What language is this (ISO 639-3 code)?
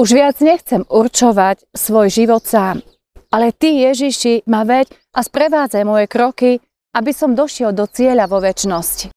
slk